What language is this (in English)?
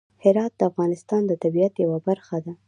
Pashto